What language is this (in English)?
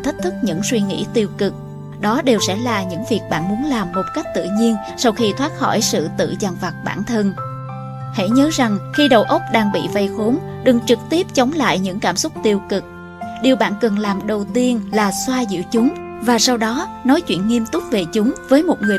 Vietnamese